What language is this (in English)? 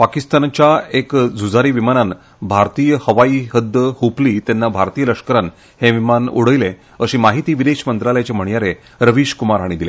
Konkani